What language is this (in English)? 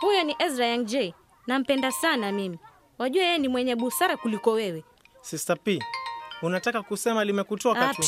Swahili